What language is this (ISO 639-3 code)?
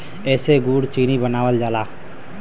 bho